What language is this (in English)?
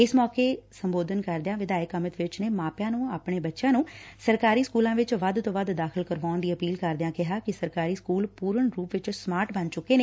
Punjabi